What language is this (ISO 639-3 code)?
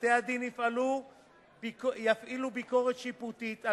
heb